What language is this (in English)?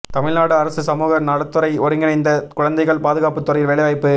Tamil